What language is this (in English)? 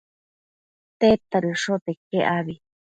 Matsés